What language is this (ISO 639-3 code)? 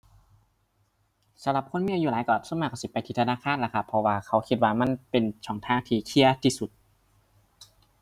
tha